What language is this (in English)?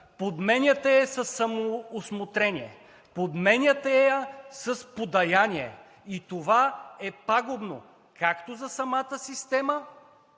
Bulgarian